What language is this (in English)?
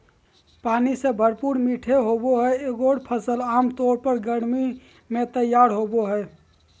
Magahi